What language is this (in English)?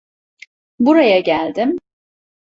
Turkish